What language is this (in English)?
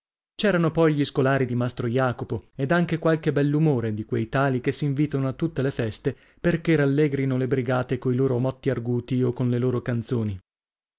Italian